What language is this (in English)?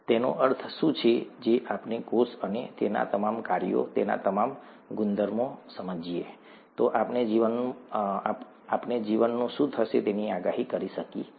Gujarati